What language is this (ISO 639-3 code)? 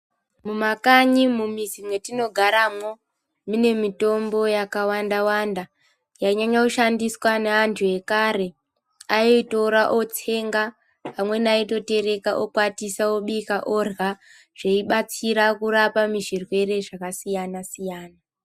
ndc